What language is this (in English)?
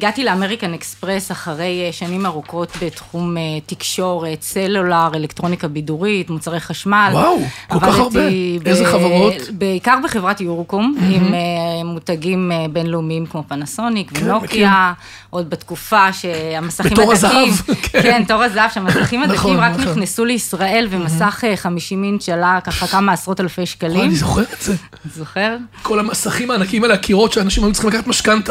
Hebrew